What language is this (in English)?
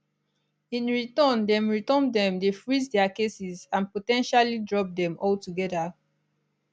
Nigerian Pidgin